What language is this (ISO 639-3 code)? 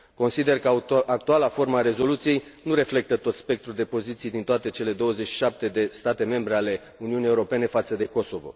ron